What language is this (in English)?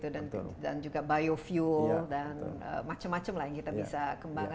Indonesian